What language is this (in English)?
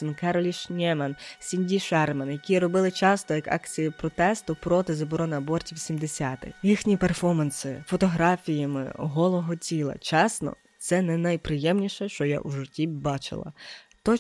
Ukrainian